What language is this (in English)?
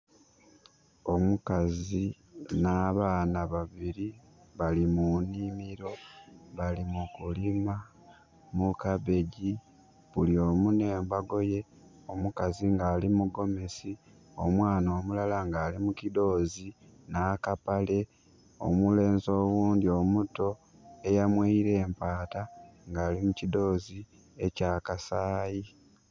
Soga